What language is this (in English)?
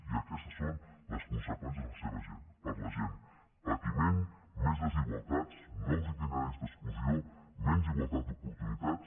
Catalan